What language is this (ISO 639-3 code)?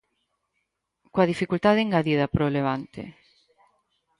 glg